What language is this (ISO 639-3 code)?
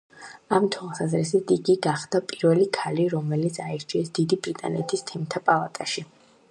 kat